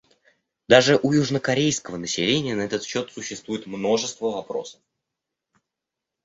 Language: Russian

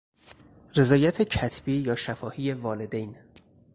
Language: Persian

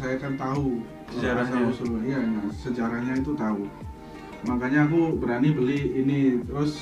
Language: Indonesian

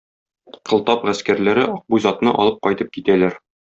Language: Tatar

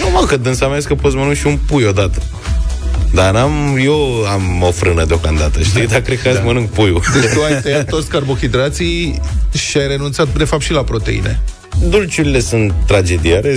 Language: Romanian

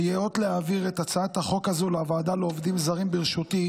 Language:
Hebrew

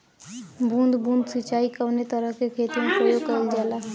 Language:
Bhojpuri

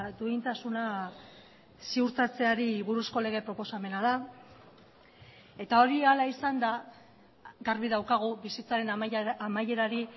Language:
Basque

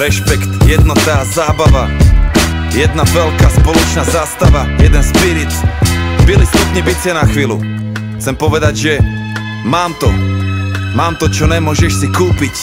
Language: Czech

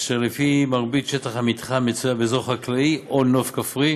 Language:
Hebrew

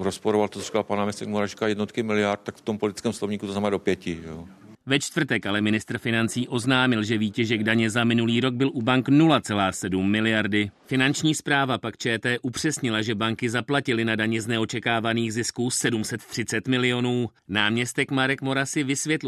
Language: Czech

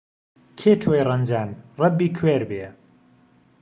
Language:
Central Kurdish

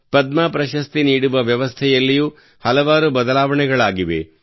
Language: Kannada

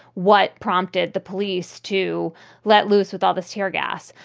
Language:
English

